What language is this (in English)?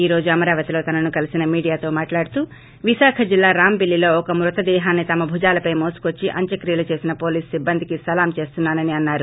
Telugu